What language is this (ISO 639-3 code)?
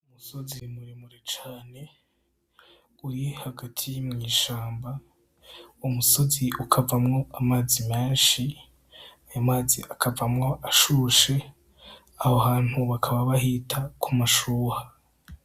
run